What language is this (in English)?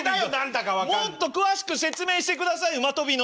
Japanese